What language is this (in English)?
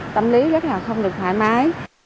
Vietnamese